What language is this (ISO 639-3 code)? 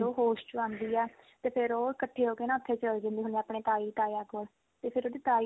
pan